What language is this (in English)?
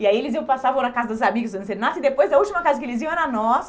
Portuguese